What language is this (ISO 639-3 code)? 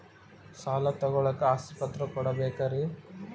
kan